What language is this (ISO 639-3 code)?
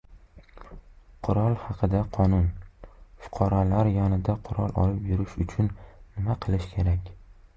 uzb